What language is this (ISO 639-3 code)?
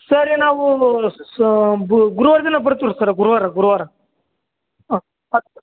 kan